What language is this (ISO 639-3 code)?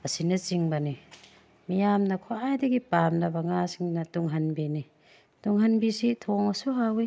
mni